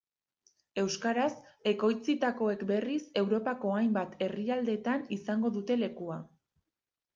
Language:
Basque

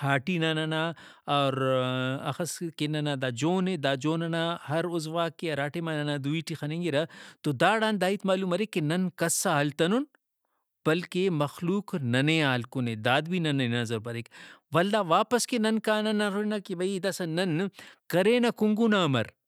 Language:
Brahui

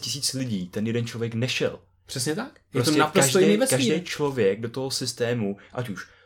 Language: Czech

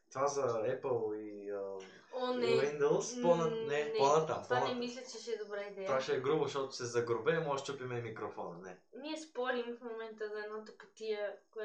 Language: Bulgarian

